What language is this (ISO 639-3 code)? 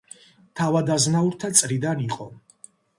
kat